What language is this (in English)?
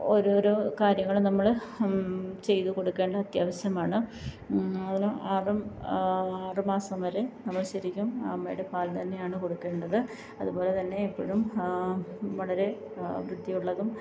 Malayalam